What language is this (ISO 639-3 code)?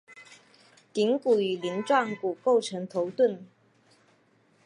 zho